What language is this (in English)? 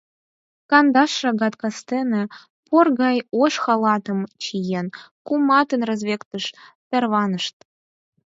Mari